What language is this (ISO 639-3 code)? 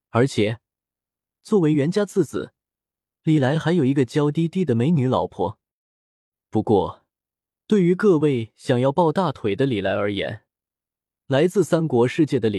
zho